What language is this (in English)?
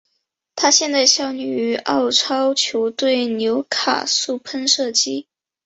Chinese